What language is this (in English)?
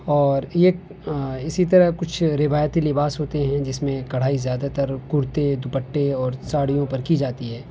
Urdu